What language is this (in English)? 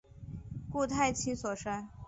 Chinese